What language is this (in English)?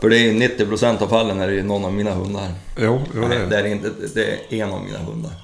Swedish